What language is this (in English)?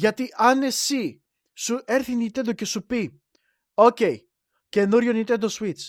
Greek